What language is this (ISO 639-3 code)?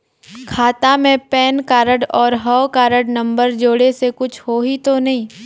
hne